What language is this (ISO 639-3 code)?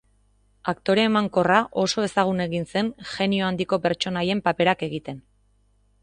eus